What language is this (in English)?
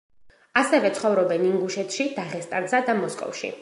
Georgian